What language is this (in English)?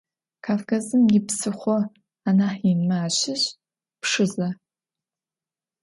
Adyghe